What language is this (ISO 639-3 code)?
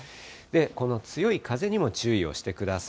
jpn